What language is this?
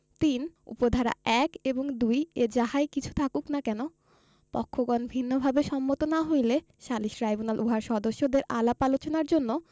Bangla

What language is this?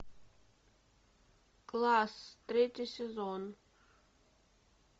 Russian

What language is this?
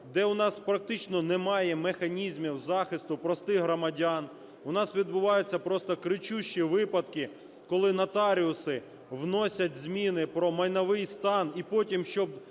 Ukrainian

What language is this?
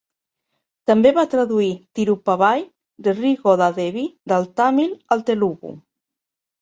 Catalan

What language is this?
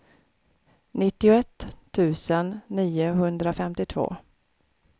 Swedish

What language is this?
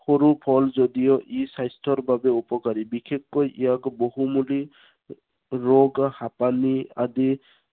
Assamese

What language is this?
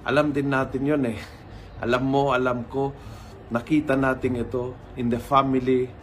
Filipino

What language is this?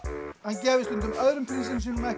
Icelandic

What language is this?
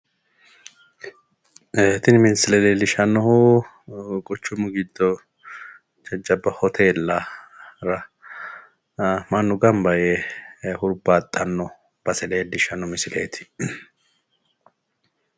Sidamo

